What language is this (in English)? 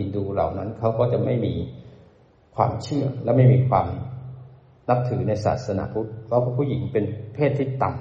Thai